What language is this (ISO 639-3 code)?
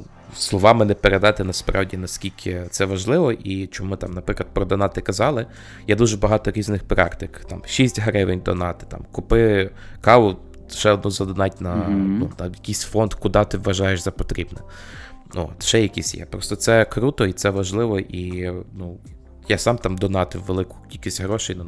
ukr